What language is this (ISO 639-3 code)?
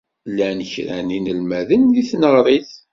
kab